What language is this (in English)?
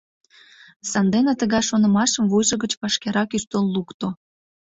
Mari